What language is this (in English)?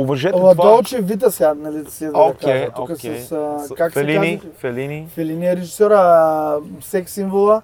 Bulgarian